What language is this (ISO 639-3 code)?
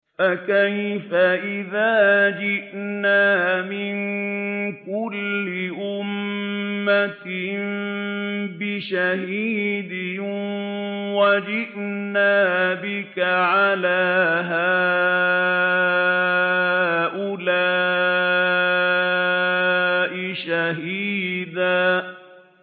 ara